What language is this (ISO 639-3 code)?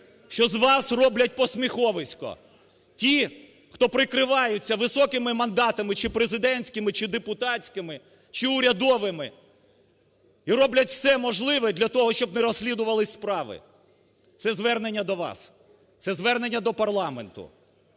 ukr